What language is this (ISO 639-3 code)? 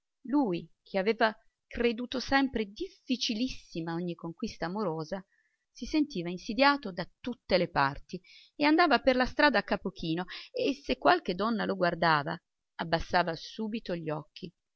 ita